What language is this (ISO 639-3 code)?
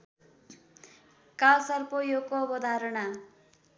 nep